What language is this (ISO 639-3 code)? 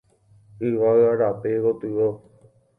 grn